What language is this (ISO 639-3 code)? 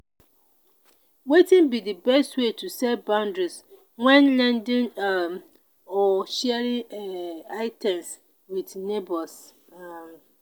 pcm